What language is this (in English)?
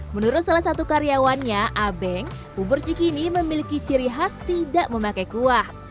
Indonesian